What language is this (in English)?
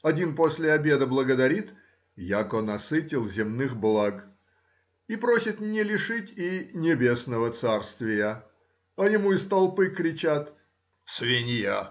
Russian